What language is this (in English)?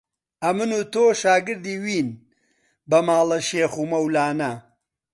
Central Kurdish